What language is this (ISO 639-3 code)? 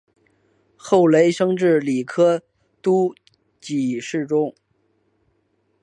zho